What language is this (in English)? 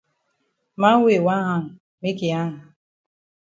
Cameroon Pidgin